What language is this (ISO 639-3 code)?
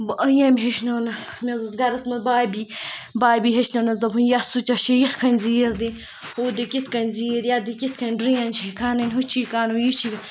kas